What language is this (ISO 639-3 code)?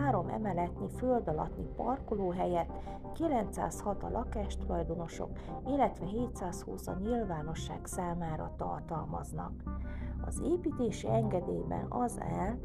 hun